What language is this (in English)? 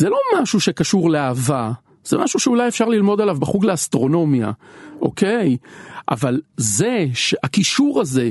Hebrew